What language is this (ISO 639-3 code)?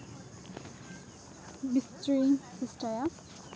sat